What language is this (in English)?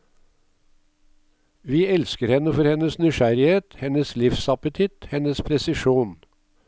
Norwegian